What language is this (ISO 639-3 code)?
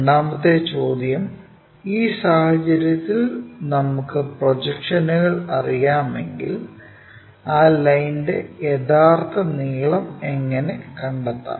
mal